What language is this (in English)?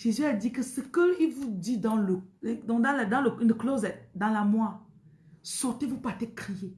French